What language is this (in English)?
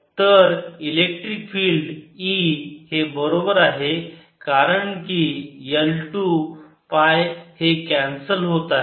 Marathi